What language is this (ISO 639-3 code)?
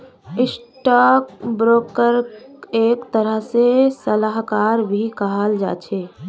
mag